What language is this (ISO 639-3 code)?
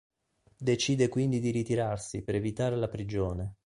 ita